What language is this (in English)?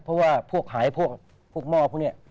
Thai